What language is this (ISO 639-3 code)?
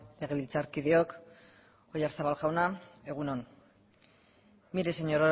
eus